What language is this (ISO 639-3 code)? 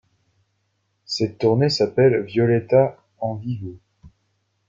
fra